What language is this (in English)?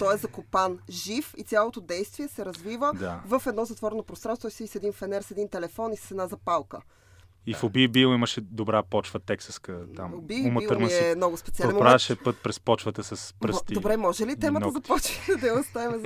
Bulgarian